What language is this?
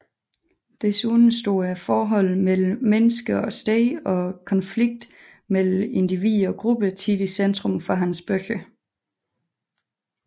Danish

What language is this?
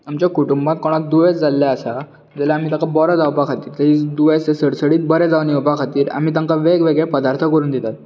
Konkani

